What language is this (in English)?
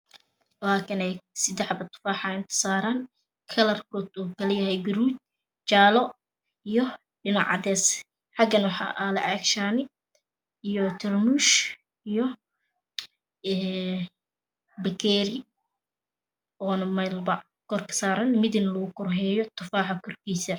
Somali